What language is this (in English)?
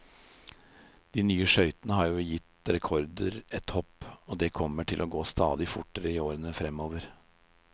Norwegian